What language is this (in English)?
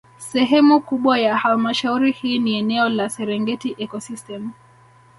Swahili